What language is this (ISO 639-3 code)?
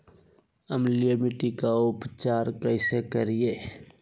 mag